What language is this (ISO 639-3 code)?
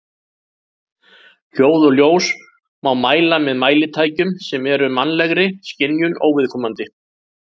isl